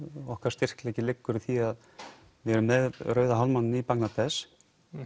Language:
Icelandic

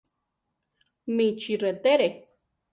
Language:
Central Tarahumara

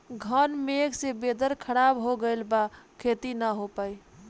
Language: Bhojpuri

